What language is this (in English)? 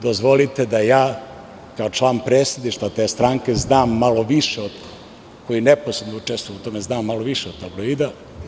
Serbian